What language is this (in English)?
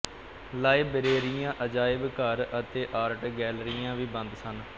Punjabi